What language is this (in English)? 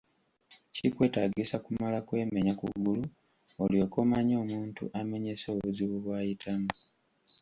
Ganda